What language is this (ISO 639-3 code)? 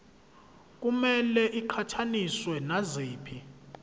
zul